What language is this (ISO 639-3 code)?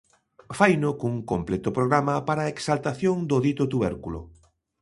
glg